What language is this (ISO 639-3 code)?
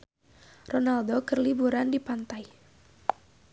sun